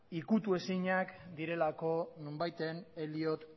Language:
Basque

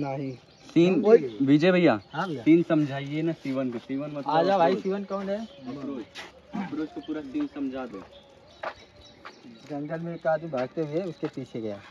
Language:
Hindi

